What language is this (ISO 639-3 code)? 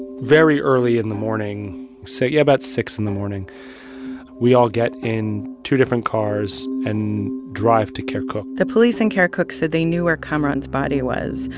eng